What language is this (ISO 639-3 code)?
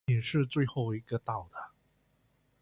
zho